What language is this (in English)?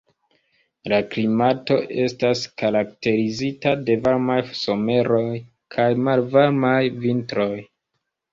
Esperanto